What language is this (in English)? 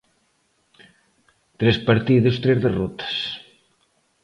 Galician